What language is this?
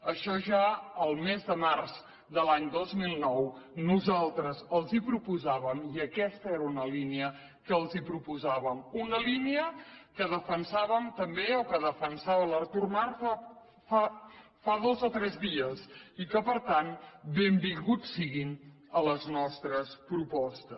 Catalan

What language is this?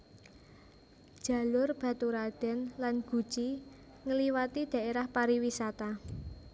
Javanese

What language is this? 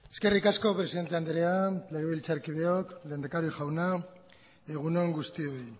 Basque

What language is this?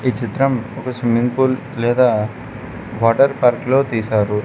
Telugu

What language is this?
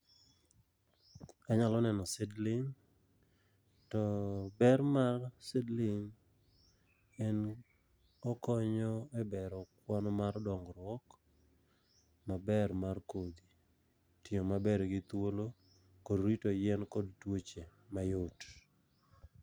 Luo (Kenya and Tanzania)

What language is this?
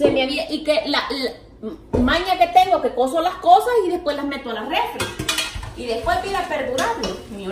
Spanish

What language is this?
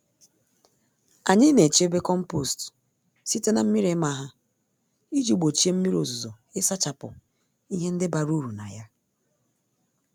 Igbo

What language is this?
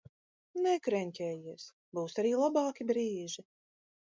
Latvian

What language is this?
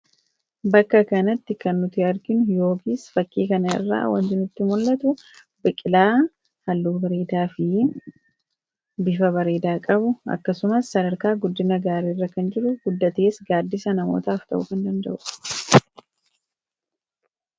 Oromo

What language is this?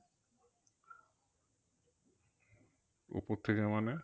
Bangla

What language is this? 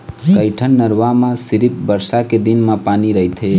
Chhattisgarhi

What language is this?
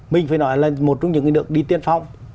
Vietnamese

